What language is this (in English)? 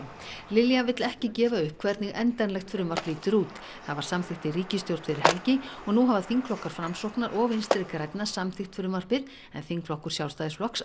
Icelandic